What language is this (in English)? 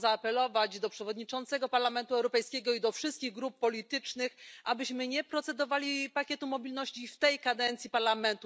Polish